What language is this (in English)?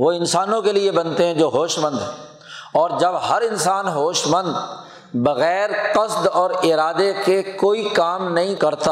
Urdu